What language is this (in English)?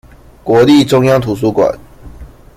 Chinese